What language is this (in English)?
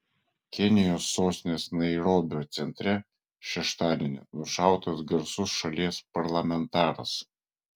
Lithuanian